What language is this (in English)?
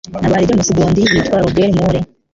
Kinyarwanda